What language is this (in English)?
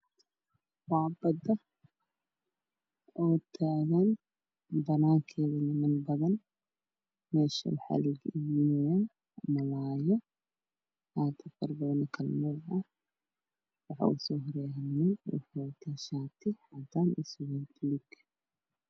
Somali